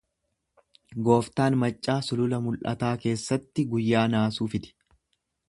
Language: Oromo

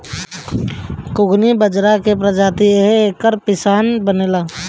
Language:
Bhojpuri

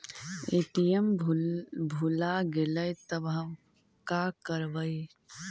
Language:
Magahi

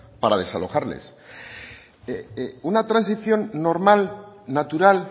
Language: Spanish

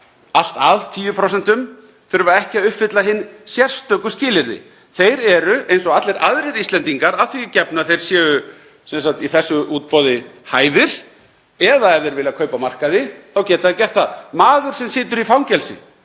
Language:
Icelandic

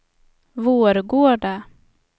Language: Swedish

